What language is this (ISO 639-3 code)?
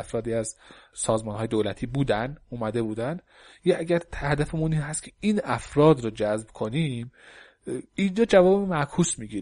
fas